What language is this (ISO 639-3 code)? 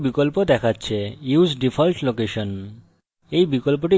ben